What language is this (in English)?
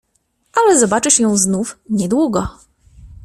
Polish